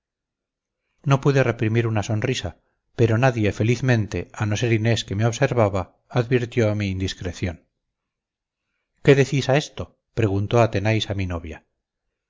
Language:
Spanish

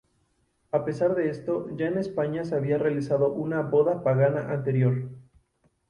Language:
Spanish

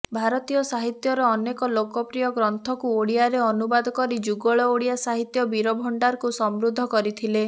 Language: Odia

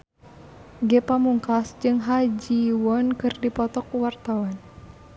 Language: Sundanese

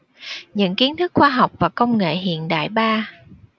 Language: Vietnamese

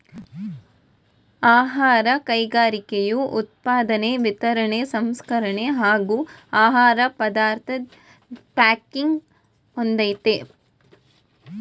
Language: Kannada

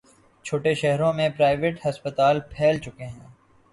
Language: Urdu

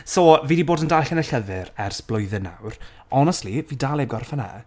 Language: Welsh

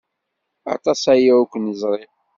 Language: Kabyle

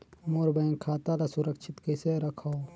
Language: Chhattisgarhi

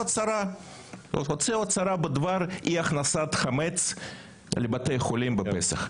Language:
Hebrew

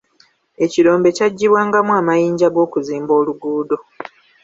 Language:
Ganda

